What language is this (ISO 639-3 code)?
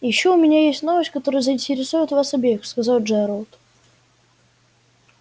rus